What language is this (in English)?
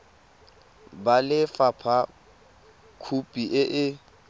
Tswana